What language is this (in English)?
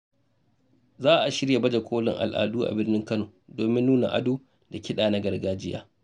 Hausa